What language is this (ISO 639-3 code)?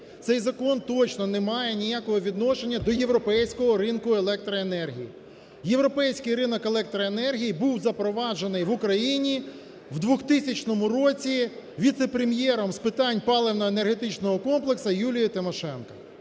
ukr